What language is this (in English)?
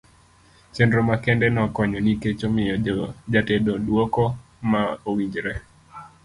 Luo (Kenya and Tanzania)